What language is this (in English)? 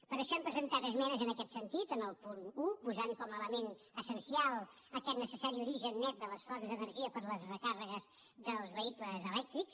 Catalan